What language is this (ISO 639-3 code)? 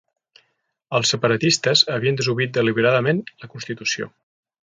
cat